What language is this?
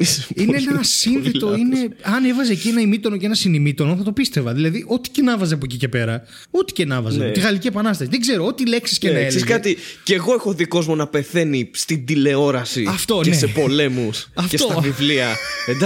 Greek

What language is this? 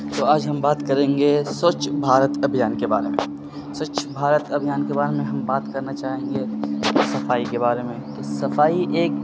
Urdu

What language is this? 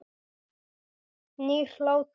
Icelandic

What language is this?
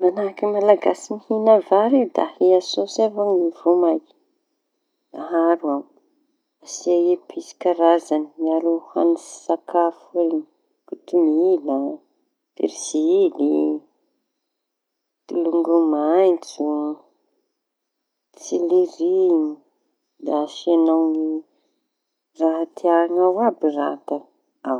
Tanosy Malagasy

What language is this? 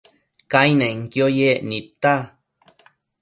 Matsés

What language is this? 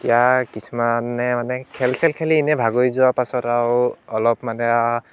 Assamese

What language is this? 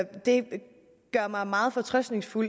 Danish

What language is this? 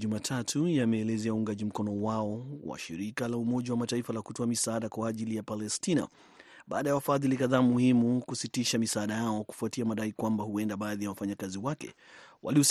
Swahili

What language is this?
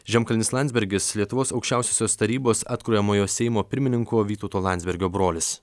Lithuanian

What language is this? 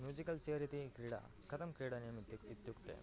Sanskrit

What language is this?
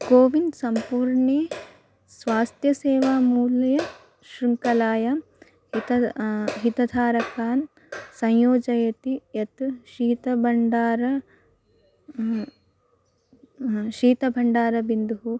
Sanskrit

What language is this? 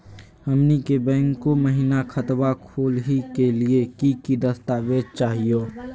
Magahi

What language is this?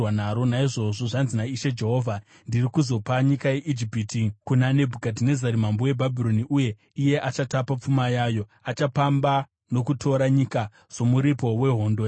Shona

